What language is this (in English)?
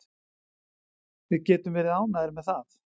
Icelandic